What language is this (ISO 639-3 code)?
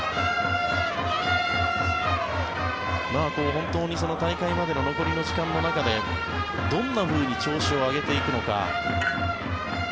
jpn